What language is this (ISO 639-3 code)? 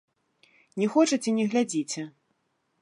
bel